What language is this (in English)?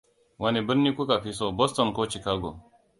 Hausa